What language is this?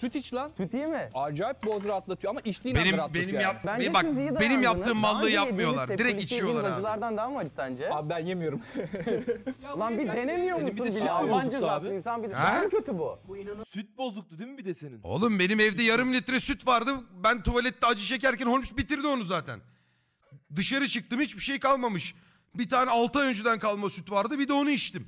Turkish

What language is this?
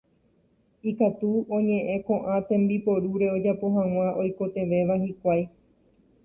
Guarani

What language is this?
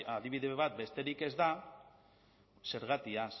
Basque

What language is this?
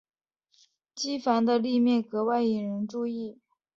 Chinese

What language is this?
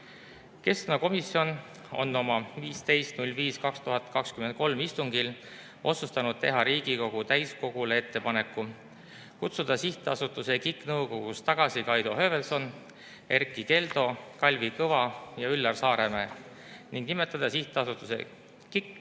Estonian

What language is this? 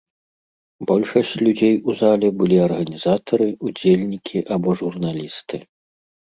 Belarusian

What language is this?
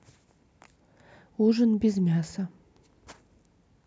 Russian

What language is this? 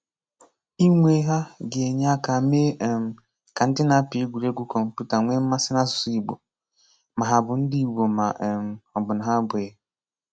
Igbo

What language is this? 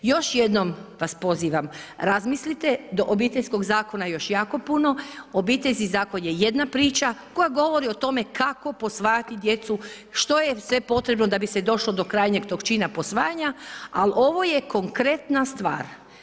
Croatian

